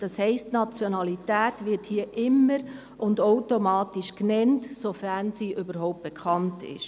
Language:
Swiss German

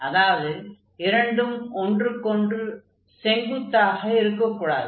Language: Tamil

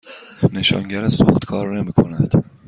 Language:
Persian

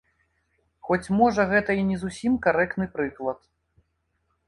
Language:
Belarusian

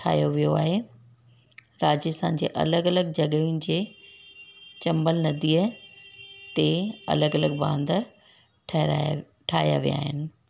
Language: Sindhi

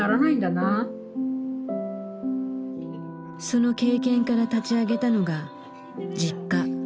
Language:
Japanese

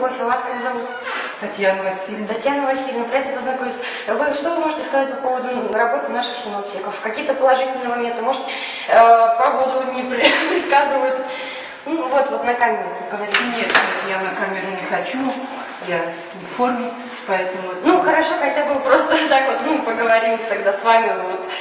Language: Russian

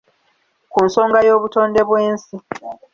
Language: Ganda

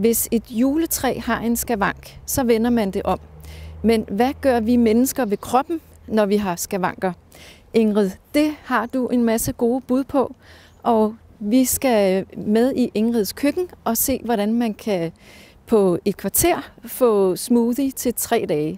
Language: Danish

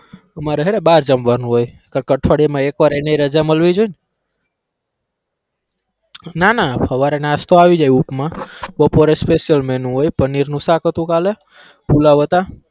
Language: Gujarati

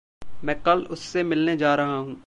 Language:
Hindi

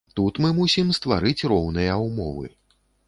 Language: Belarusian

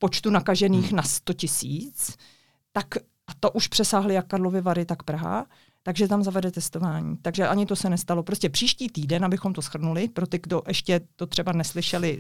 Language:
Czech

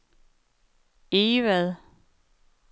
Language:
Danish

